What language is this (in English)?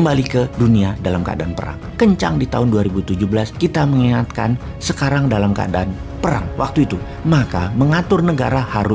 Indonesian